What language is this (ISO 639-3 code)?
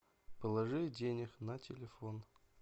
rus